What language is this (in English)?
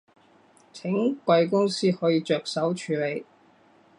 Cantonese